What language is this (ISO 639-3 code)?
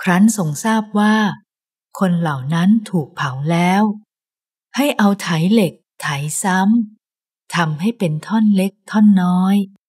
tha